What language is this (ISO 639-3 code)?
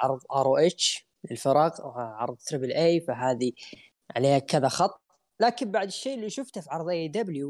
ara